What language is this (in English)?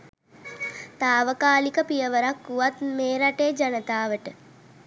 Sinhala